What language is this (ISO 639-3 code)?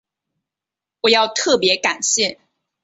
zho